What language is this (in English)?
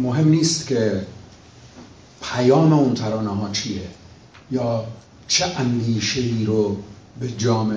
Persian